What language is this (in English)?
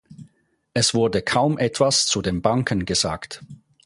German